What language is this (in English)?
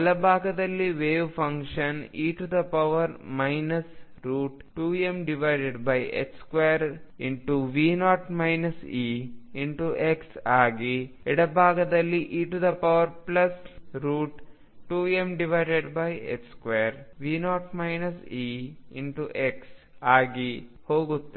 Kannada